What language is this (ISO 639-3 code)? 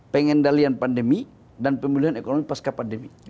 ind